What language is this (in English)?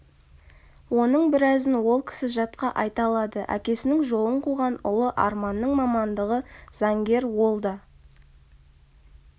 Kazakh